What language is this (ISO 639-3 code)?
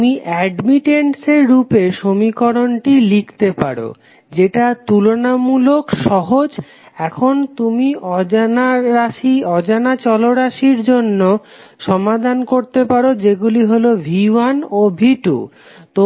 ben